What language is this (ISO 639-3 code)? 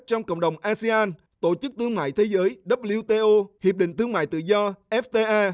vie